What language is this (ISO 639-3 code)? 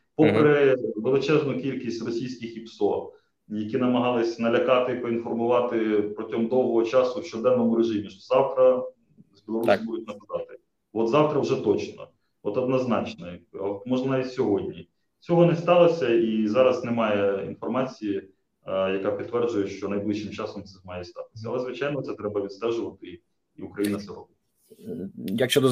ukr